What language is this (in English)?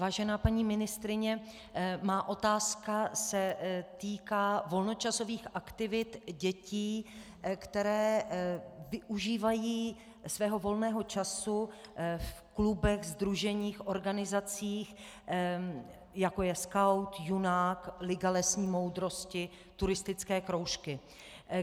Czech